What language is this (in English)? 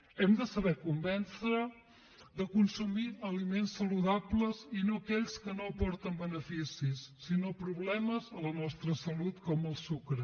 Catalan